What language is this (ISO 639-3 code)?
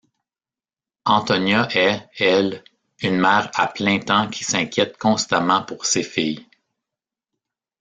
fra